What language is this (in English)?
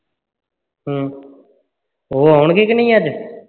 Punjabi